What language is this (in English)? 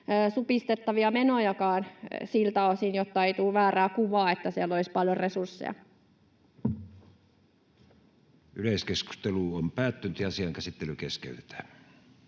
Finnish